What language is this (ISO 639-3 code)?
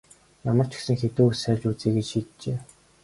mon